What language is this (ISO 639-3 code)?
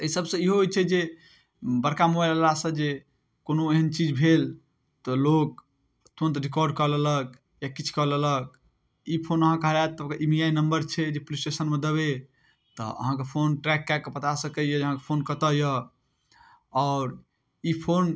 mai